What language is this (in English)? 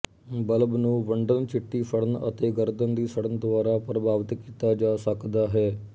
Punjabi